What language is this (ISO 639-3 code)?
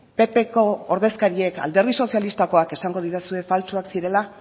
eus